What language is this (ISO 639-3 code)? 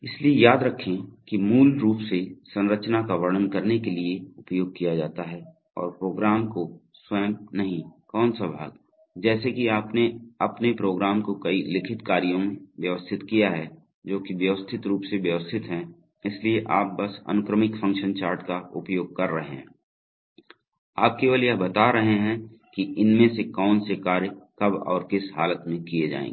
hin